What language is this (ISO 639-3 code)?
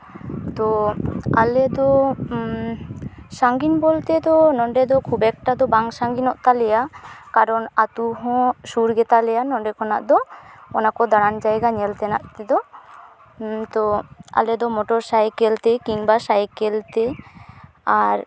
sat